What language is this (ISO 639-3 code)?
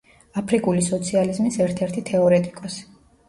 kat